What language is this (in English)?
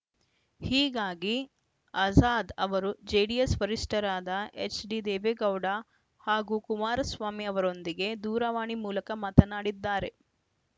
Kannada